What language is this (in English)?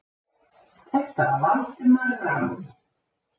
Icelandic